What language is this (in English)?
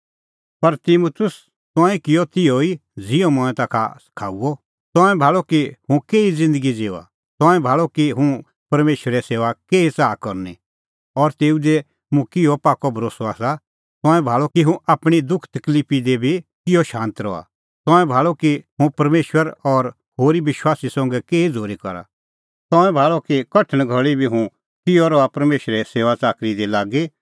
Kullu Pahari